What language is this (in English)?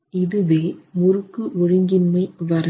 Tamil